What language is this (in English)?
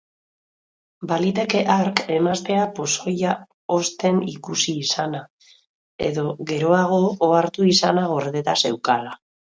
Basque